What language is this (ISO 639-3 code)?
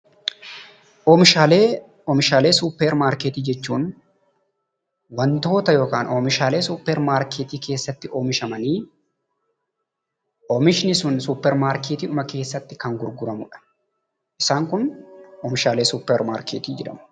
orm